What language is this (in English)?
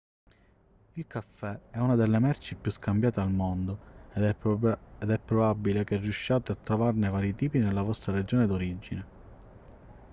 Italian